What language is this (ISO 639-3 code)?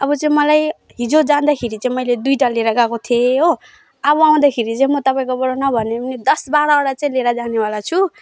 nep